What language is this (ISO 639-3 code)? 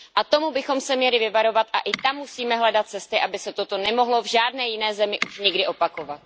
ces